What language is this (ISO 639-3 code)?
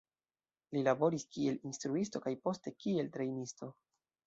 epo